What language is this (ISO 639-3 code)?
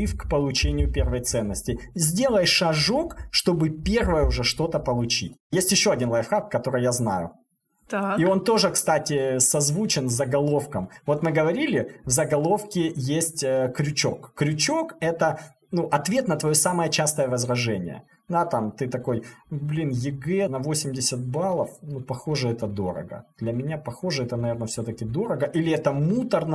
rus